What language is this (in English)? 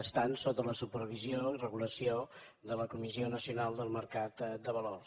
Catalan